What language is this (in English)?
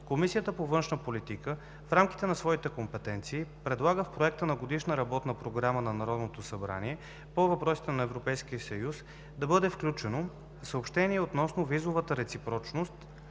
Bulgarian